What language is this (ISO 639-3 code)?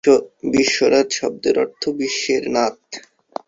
ben